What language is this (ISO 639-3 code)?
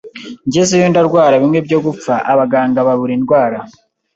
kin